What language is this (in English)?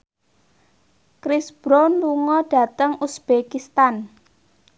Javanese